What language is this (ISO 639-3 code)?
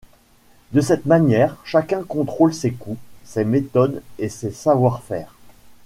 fra